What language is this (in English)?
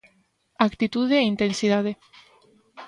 Galician